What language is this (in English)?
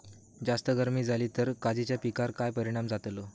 Marathi